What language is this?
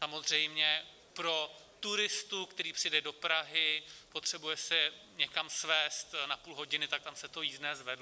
Czech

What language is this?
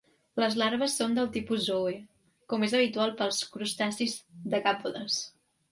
Catalan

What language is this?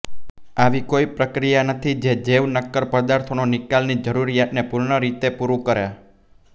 Gujarati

